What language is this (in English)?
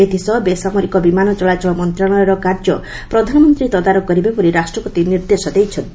Odia